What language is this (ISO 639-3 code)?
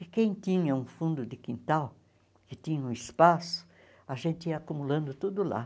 por